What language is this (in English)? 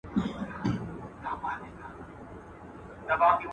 Pashto